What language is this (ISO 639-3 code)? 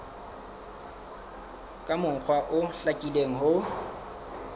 sot